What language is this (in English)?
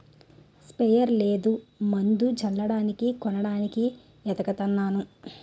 Telugu